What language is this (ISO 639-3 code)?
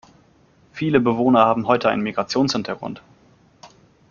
deu